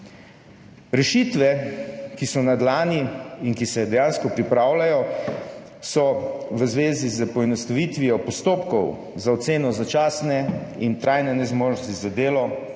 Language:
Slovenian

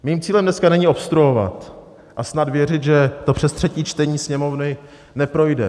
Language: Czech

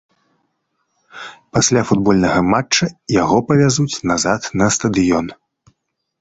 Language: Belarusian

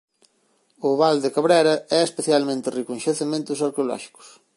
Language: Galician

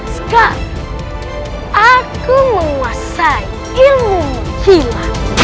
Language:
Indonesian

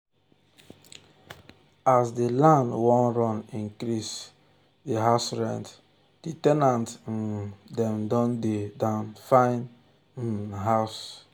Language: Nigerian Pidgin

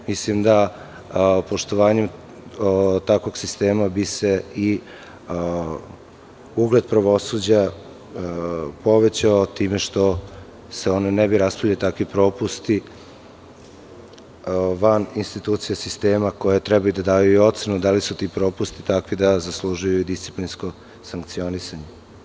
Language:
Serbian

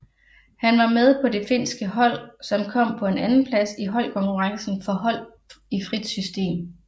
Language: Danish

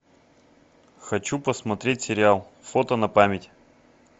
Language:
Russian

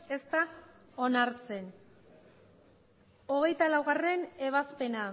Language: Basque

